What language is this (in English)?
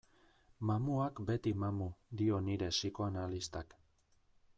Basque